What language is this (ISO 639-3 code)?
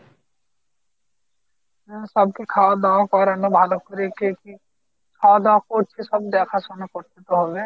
ben